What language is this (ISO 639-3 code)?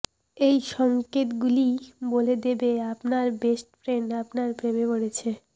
ben